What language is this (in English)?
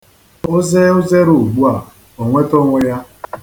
Igbo